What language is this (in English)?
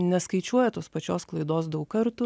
Lithuanian